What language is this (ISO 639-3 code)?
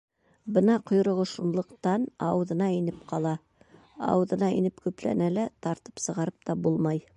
bak